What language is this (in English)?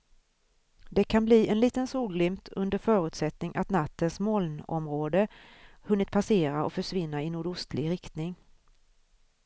Swedish